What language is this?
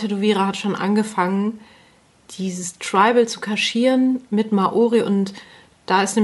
German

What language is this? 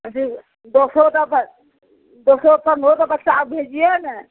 Maithili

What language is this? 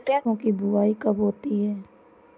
Hindi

